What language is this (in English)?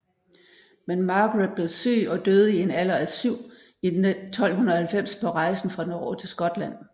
Danish